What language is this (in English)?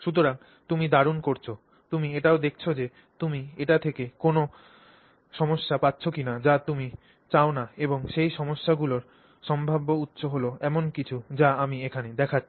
Bangla